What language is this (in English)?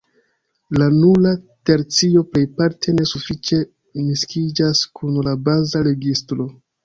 Esperanto